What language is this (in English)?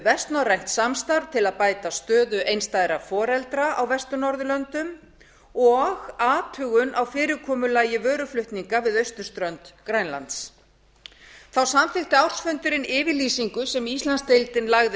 Icelandic